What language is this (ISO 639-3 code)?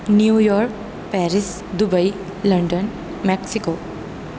urd